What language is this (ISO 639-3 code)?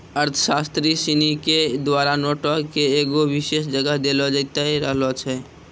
mai